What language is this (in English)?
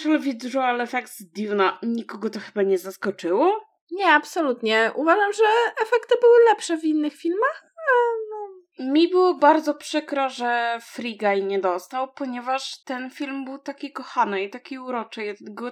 Polish